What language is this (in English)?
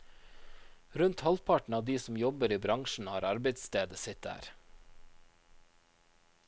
Norwegian